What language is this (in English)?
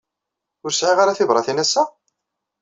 Kabyle